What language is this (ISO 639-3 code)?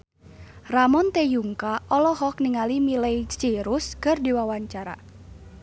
sun